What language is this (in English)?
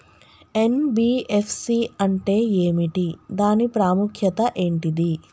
Telugu